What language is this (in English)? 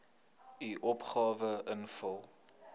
Afrikaans